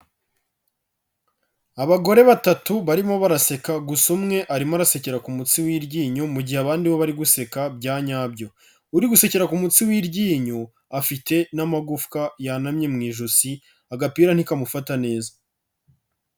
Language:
Kinyarwanda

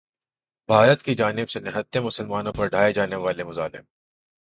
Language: Urdu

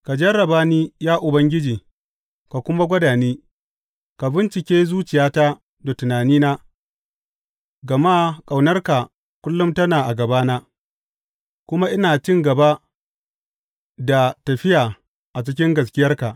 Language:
Hausa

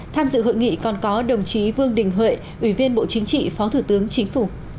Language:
Vietnamese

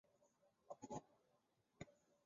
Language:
Chinese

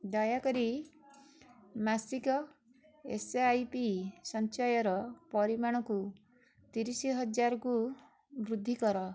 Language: Odia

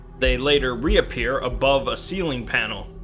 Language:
English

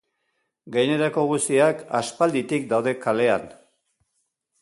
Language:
Basque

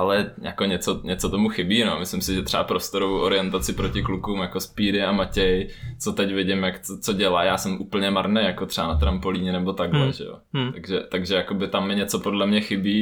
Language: Czech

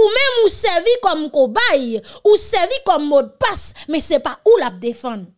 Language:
French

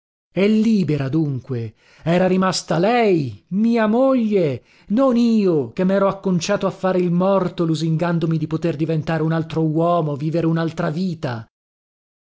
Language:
Italian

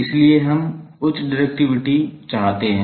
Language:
Hindi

